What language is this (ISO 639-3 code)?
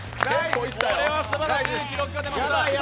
jpn